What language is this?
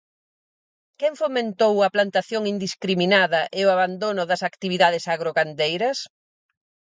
Galician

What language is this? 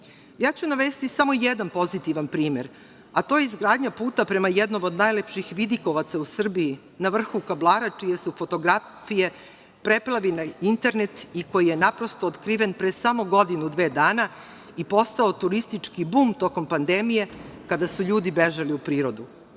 Serbian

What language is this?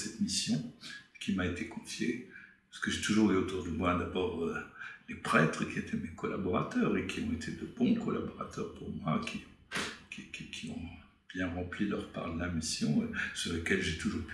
French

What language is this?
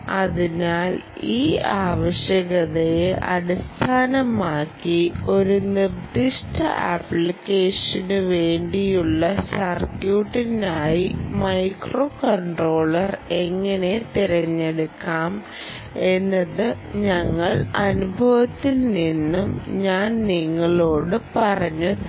Malayalam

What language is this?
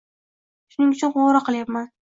Uzbek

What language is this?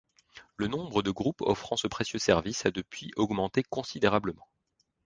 French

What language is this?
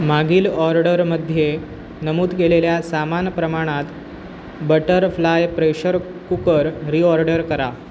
Marathi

